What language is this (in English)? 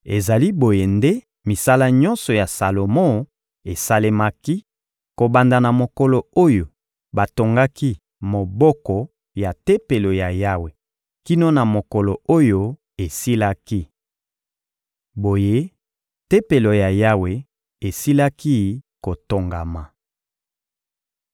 Lingala